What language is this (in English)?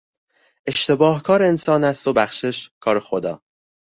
Persian